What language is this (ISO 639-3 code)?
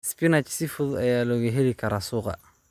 som